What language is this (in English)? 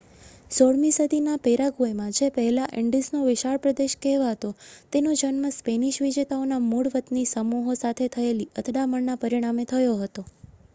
Gujarati